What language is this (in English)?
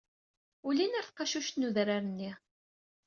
Kabyle